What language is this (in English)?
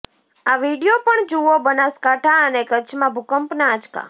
Gujarati